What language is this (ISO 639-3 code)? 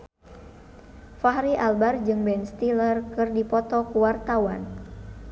sun